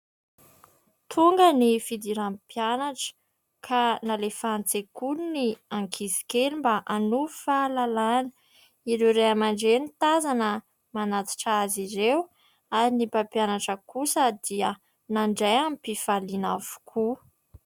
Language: Malagasy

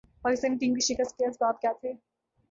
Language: Urdu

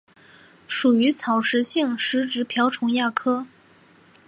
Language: Chinese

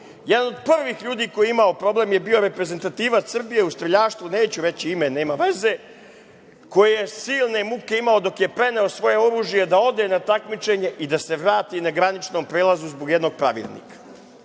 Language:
Serbian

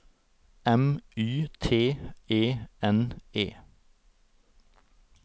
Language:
Norwegian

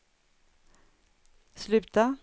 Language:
Swedish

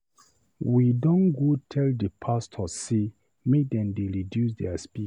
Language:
Nigerian Pidgin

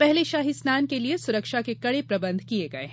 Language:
Hindi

